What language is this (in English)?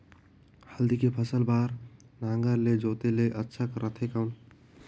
Chhattisgarhi